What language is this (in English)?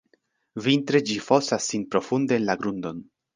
Esperanto